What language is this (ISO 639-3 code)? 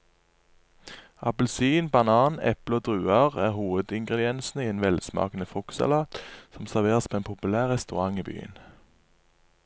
nor